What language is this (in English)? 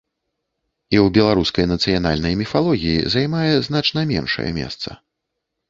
Belarusian